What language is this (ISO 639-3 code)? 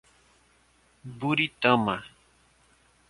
por